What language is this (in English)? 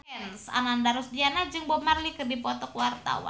Sundanese